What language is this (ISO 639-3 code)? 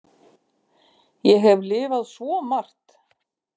isl